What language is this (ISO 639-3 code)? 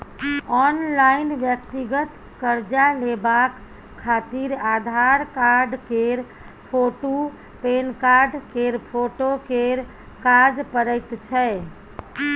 mai